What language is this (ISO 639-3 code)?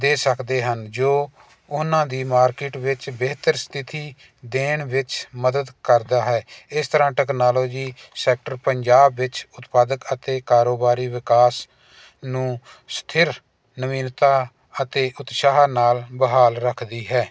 pan